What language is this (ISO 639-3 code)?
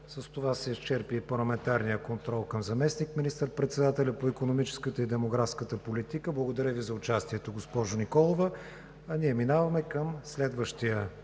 bul